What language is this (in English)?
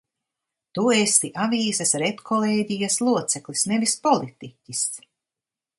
Latvian